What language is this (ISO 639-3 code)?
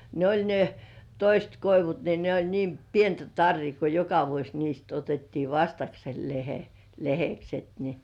fin